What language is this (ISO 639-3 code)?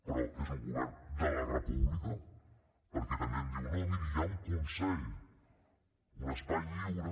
cat